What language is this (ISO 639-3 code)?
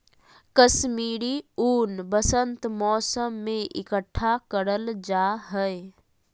mag